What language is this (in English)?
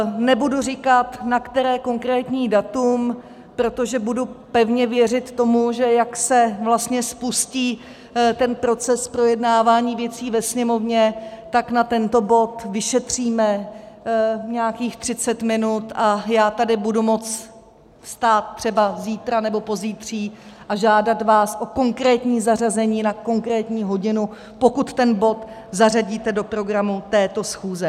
Czech